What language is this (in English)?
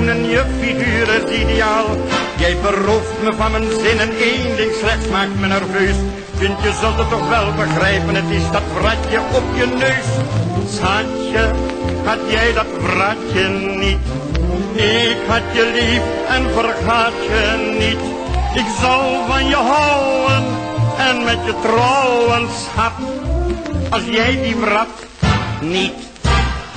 Dutch